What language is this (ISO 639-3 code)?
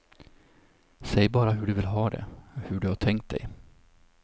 swe